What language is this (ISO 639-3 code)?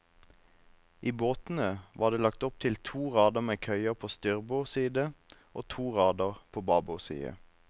nor